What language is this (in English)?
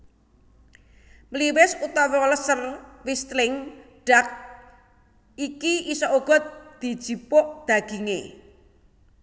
Javanese